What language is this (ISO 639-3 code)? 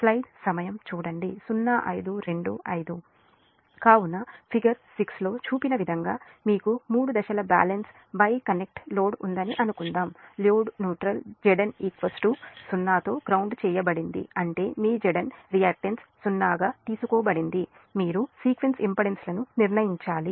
tel